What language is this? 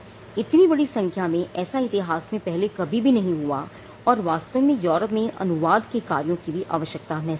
Hindi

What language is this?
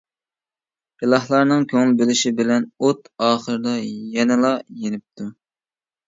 Uyghur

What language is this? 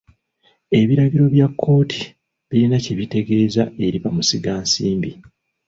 Ganda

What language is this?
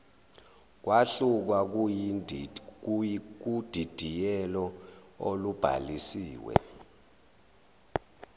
Zulu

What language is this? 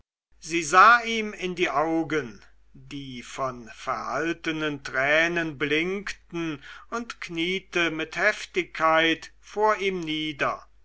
German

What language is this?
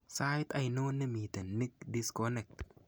Kalenjin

